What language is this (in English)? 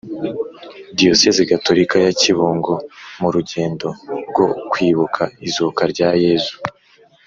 Kinyarwanda